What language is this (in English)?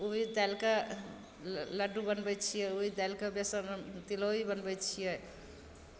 Maithili